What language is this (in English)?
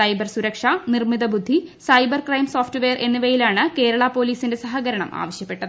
Malayalam